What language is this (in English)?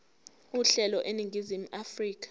Zulu